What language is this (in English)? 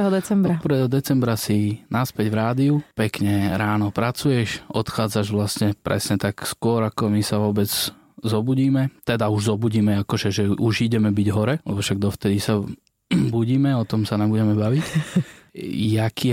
Slovak